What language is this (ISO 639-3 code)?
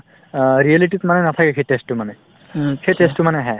asm